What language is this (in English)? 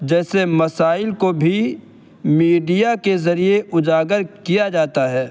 Urdu